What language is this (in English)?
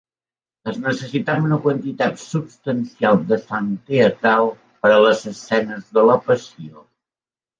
Catalan